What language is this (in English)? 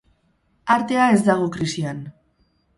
Basque